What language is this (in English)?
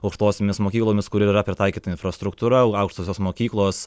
Lithuanian